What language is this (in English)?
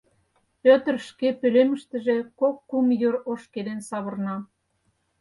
Mari